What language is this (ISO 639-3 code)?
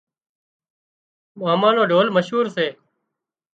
kxp